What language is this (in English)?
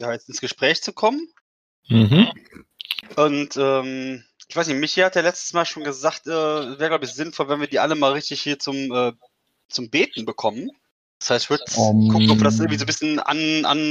German